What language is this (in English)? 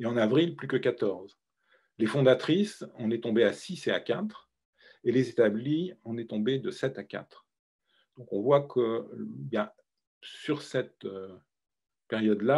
French